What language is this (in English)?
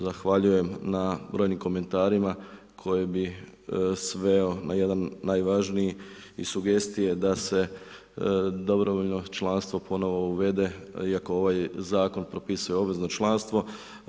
Croatian